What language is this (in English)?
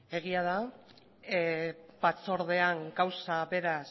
Basque